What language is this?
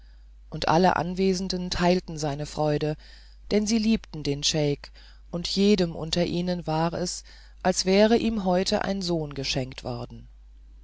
German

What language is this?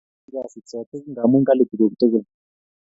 Kalenjin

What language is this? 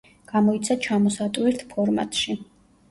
Georgian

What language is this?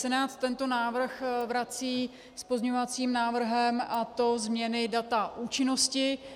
Czech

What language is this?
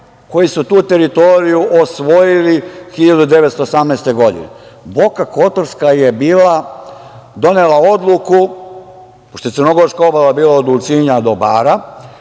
Serbian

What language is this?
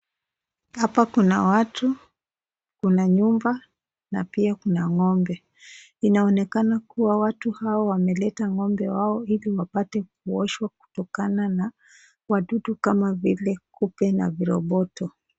Swahili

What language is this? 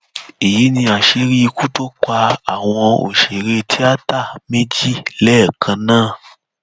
Yoruba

